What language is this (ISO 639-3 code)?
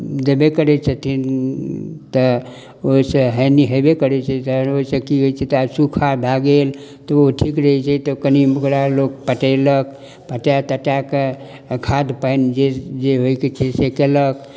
mai